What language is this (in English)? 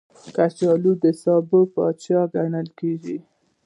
Pashto